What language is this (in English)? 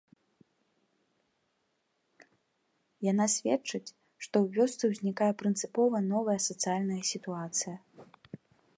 Belarusian